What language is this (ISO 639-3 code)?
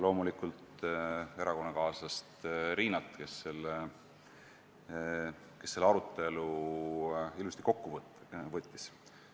est